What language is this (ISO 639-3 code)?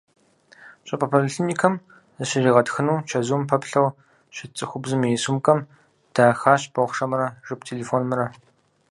kbd